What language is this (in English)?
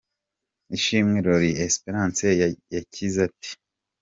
Kinyarwanda